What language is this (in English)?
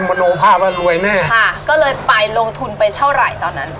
Thai